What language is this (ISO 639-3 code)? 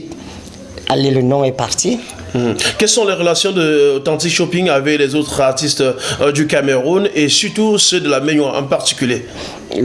fra